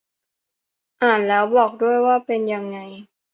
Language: Thai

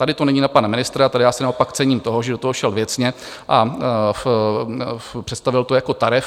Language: Czech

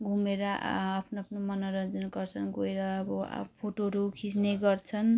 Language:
Nepali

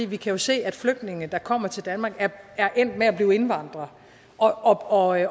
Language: Danish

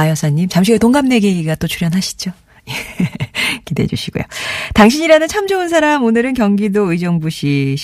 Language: Korean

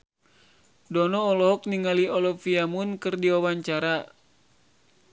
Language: Sundanese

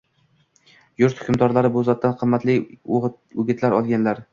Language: Uzbek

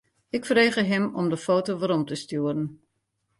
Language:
Western Frisian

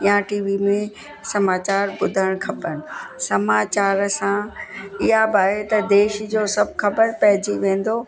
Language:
Sindhi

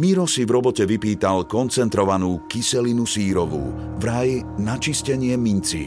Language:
Slovak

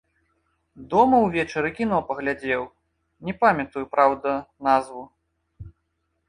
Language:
Belarusian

